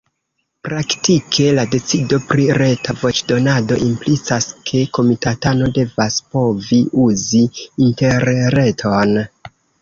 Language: Esperanto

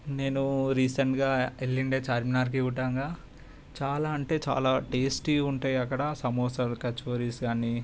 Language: Telugu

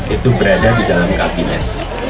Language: Indonesian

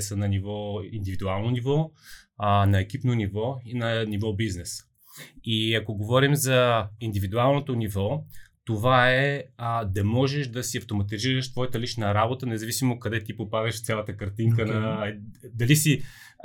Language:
Bulgarian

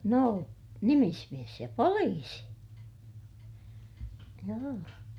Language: Finnish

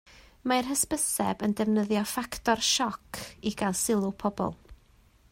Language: Welsh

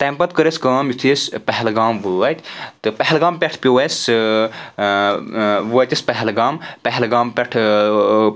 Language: Kashmiri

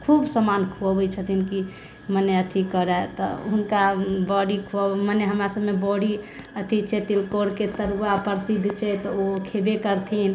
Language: Maithili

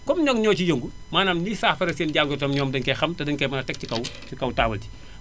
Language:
Wolof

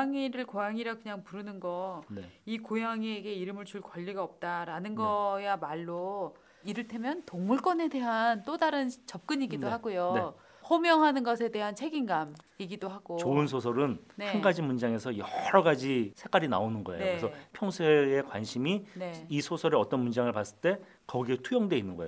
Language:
Korean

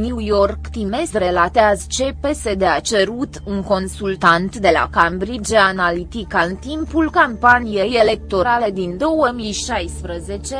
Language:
Romanian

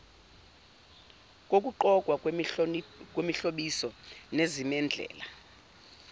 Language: Zulu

